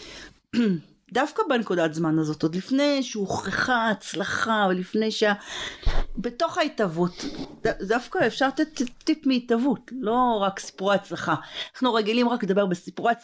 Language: Hebrew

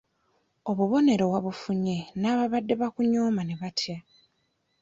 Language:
Ganda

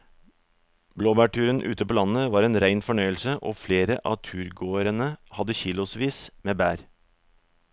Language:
Norwegian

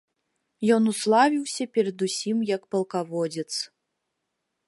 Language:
Belarusian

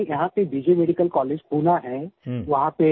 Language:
Hindi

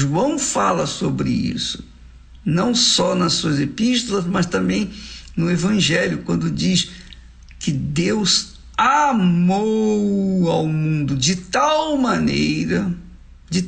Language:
Portuguese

